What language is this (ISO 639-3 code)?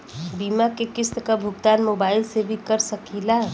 bho